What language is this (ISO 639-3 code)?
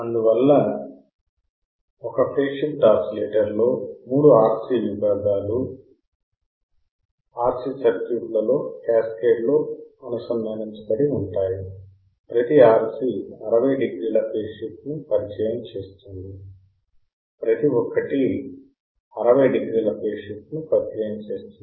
tel